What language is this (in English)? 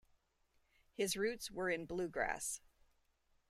English